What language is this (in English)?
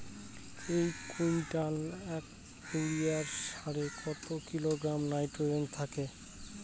Bangla